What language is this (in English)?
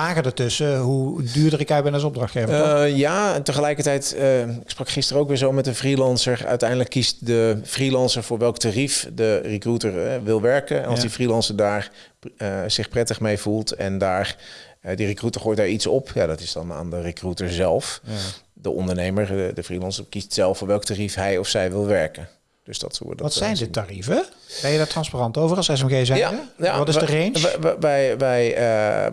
Dutch